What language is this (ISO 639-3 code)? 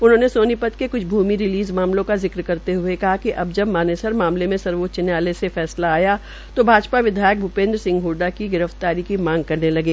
hin